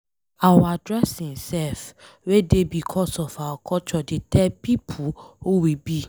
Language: Nigerian Pidgin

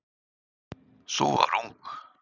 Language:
Icelandic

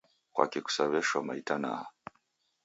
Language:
Taita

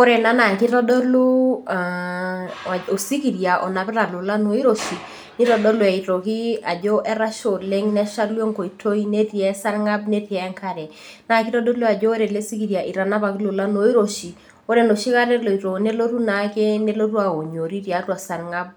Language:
Masai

